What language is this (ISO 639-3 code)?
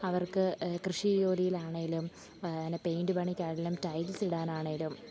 mal